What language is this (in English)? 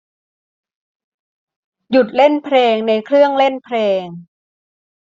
Thai